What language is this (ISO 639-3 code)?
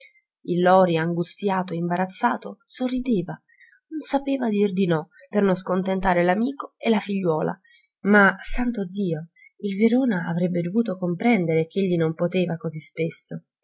ita